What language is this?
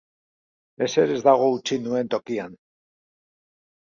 Basque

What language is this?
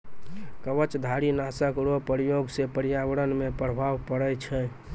Maithili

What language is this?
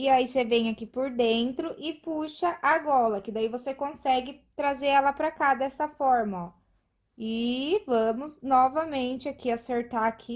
Portuguese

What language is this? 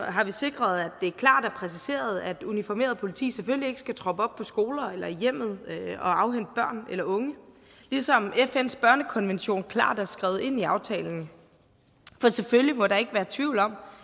Danish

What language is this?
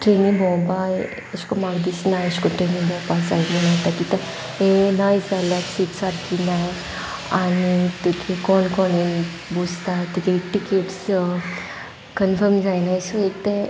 Konkani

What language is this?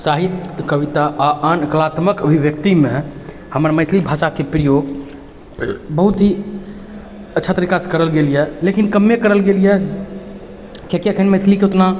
Maithili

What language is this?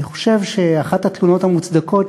Hebrew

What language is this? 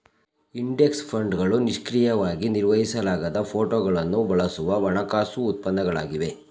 Kannada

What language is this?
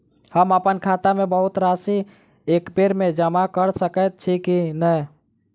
Maithili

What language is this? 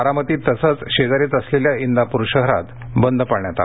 Marathi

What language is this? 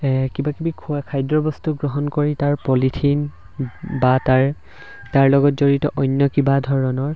Assamese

